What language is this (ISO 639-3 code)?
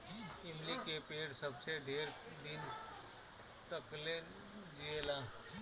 bho